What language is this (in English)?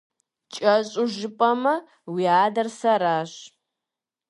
Kabardian